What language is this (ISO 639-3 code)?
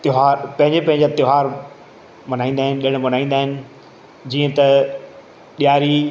snd